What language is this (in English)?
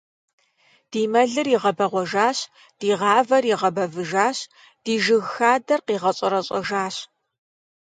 Kabardian